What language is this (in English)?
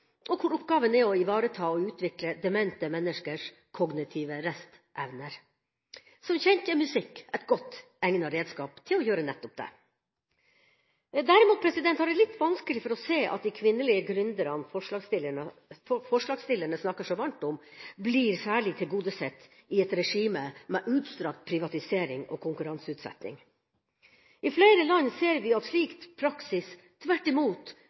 Norwegian Bokmål